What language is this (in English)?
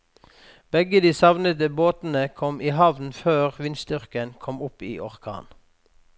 Norwegian